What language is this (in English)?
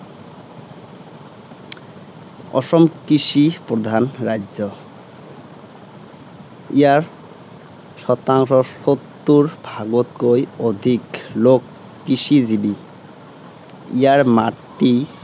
Assamese